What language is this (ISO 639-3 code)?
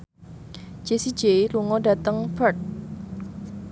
jav